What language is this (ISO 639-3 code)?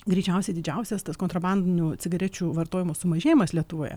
lit